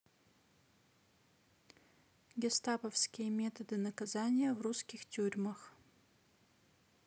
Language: Russian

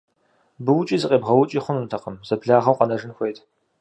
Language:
Kabardian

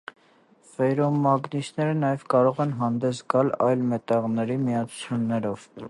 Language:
Armenian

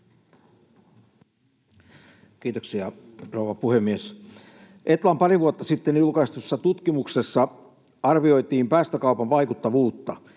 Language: Finnish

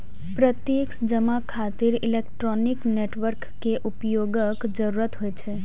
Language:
Maithili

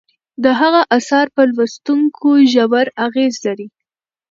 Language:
Pashto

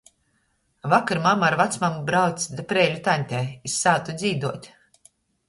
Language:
Latgalian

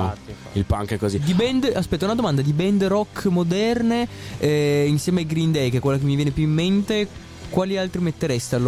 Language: Italian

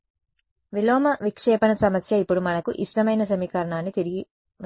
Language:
Telugu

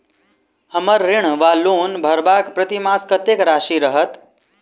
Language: Maithili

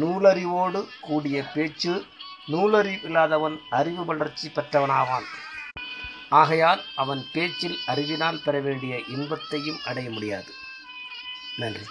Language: Tamil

